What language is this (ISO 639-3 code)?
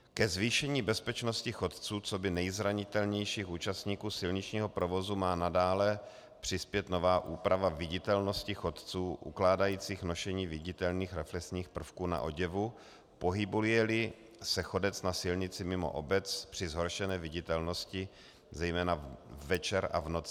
ces